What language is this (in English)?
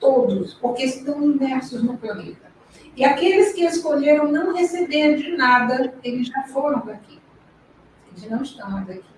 Portuguese